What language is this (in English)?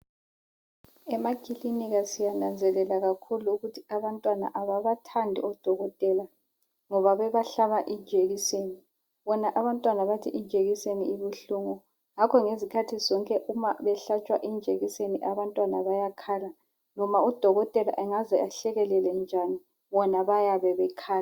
North Ndebele